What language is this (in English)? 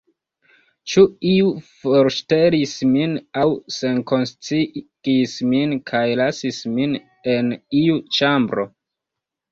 Esperanto